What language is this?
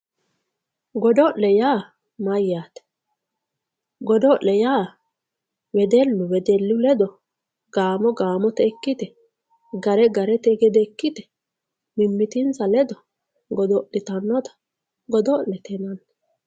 Sidamo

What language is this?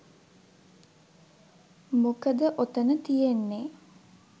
Sinhala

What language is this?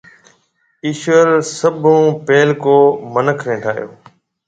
Marwari (Pakistan)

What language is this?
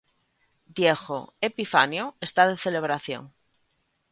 Galician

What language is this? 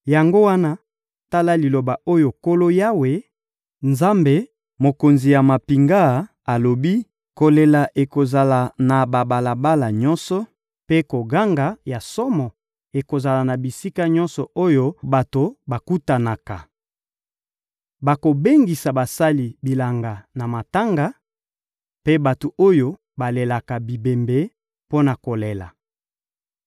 Lingala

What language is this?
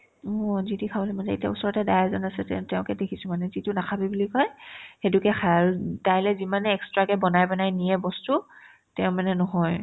Assamese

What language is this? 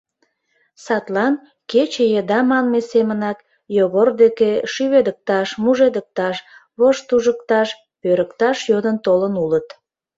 Mari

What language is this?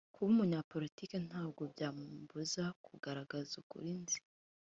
Kinyarwanda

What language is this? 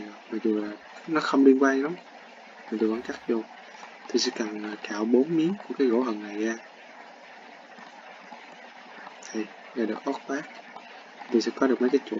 Vietnamese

